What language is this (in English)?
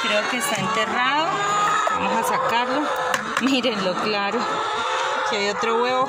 Spanish